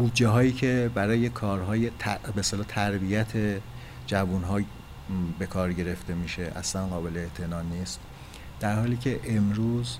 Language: Persian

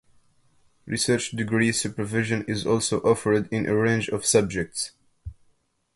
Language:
English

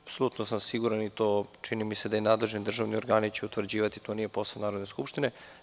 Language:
Serbian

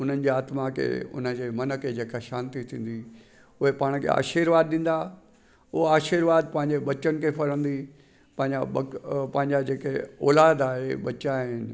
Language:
Sindhi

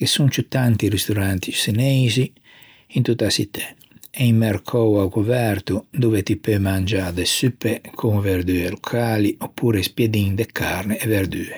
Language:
Ligurian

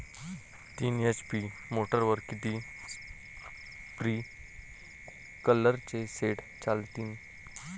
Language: Marathi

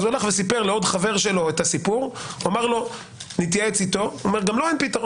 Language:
Hebrew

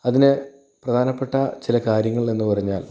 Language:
Malayalam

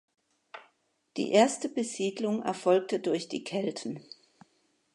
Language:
German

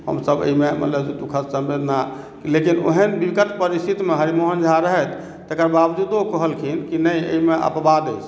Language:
Maithili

